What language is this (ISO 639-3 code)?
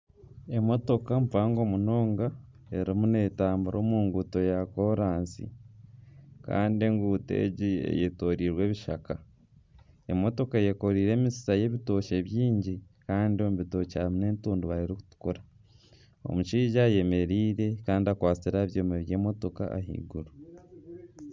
nyn